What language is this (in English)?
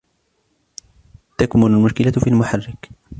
Arabic